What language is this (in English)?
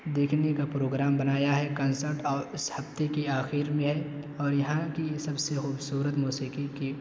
Urdu